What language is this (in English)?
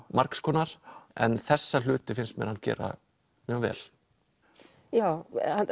Icelandic